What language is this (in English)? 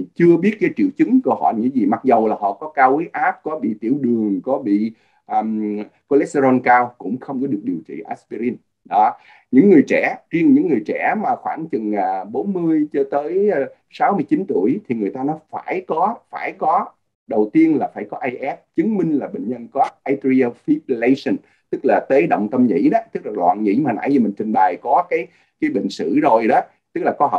Vietnamese